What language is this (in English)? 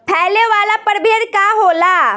Bhojpuri